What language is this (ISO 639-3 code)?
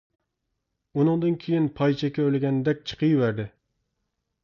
uig